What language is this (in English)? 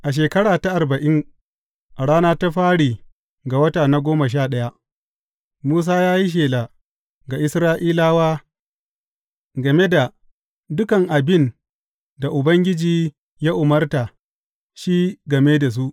Hausa